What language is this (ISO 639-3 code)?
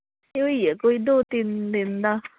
doi